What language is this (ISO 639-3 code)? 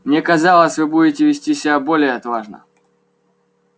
rus